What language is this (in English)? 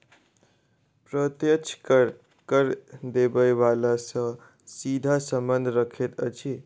Maithili